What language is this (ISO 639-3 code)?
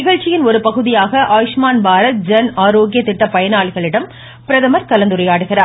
tam